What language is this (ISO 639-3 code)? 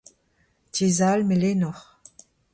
bre